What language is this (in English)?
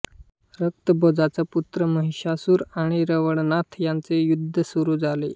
Marathi